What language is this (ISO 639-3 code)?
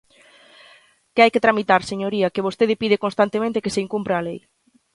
glg